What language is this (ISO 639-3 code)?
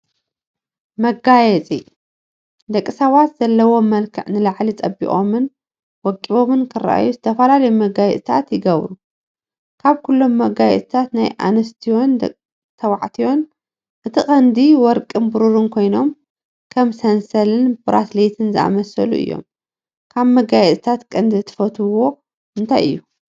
tir